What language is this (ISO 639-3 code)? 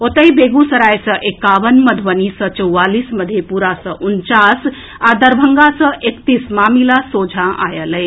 mai